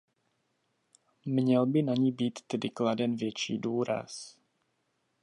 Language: Czech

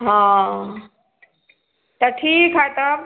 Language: Maithili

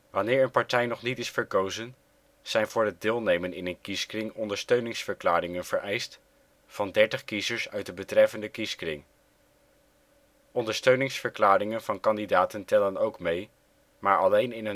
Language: Dutch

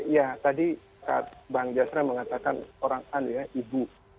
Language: Indonesian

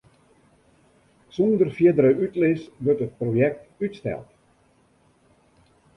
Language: Western Frisian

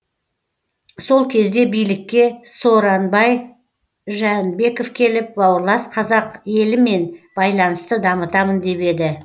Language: Kazakh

